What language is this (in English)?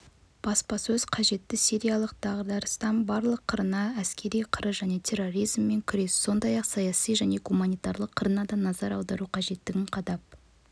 Kazakh